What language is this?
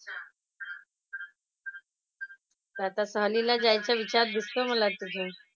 Marathi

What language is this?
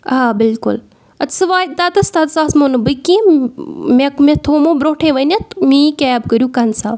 Kashmiri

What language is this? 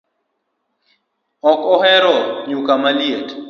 Luo (Kenya and Tanzania)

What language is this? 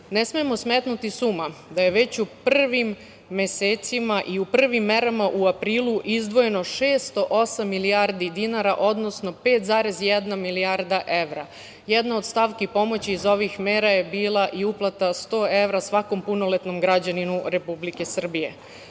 Serbian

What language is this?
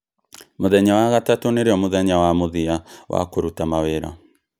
Kikuyu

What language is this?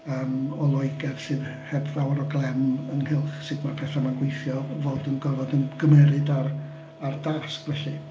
Welsh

